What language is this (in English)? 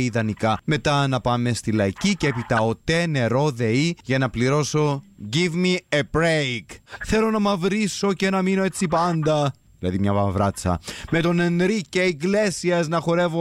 Greek